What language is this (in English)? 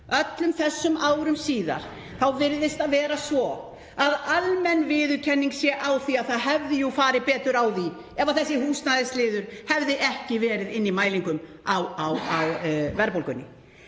Icelandic